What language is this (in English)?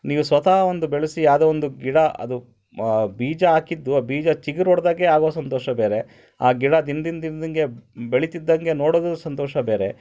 Kannada